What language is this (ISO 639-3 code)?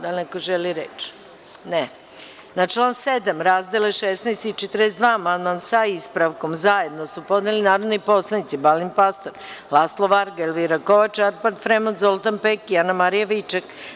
srp